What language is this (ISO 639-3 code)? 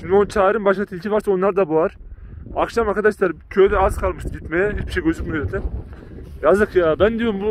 tur